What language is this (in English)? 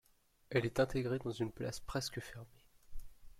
French